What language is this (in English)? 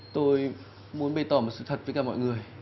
Vietnamese